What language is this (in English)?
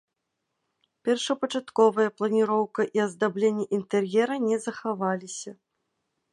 Belarusian